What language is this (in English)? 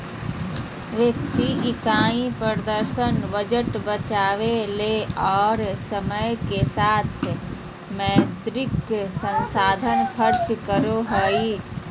Magahi